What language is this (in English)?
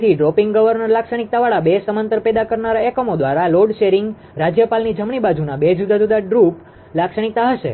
Gujarati